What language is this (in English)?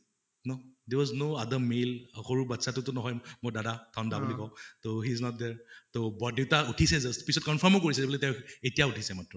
Assamese